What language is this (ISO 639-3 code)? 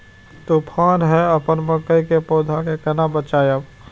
mai